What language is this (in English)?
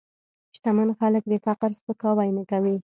Pashto